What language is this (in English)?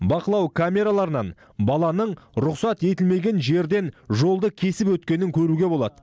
Kazakh